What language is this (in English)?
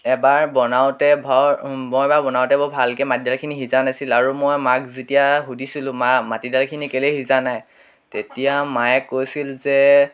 Assamese